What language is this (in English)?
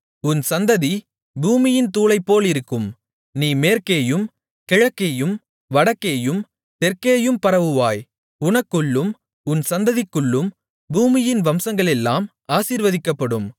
Tamil